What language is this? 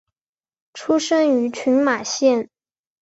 Chinese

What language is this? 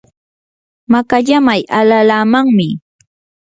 Yanahuanca Pasco Quechua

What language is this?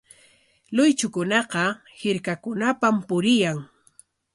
Corongo Ancash Quechua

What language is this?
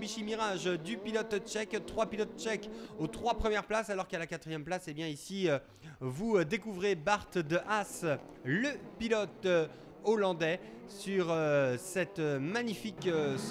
French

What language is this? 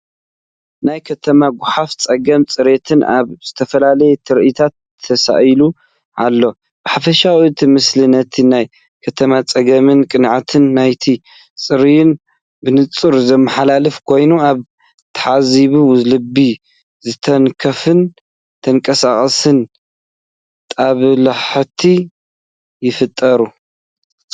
Tigrinya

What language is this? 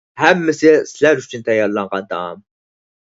Uyghur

